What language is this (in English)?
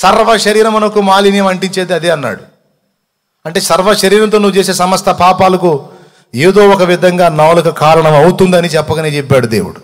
Telugu